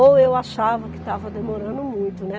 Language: Portuguese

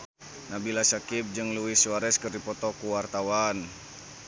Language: Sundanese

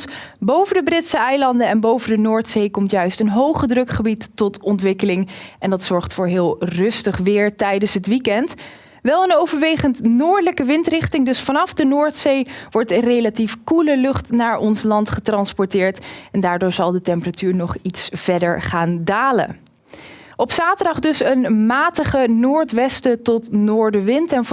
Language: Dutch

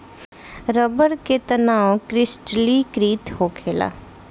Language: Bhojpuri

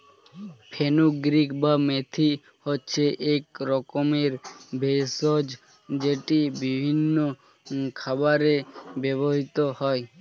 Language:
Bangla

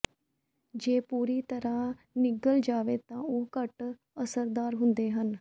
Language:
Punjabi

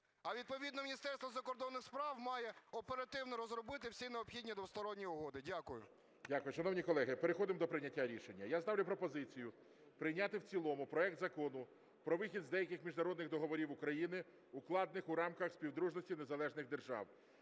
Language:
Ukrainian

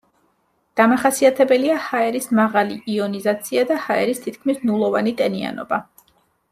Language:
Georgian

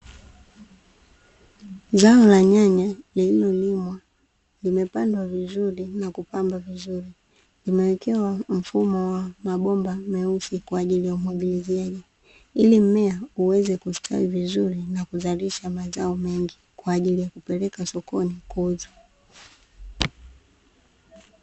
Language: Swahili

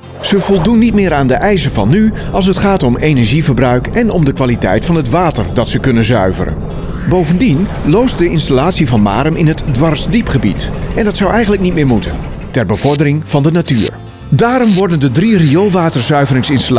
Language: Dutch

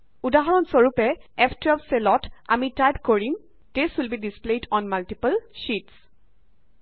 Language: Assamese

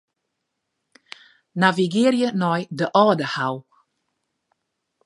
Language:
Western Frisian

